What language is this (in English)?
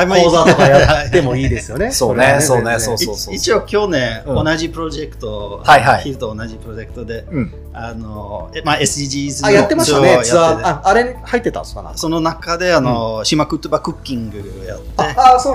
Japanese